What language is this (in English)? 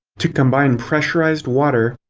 English